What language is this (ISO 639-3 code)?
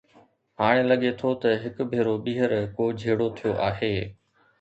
snd